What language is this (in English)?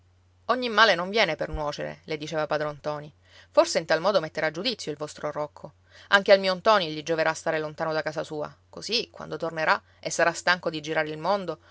Italian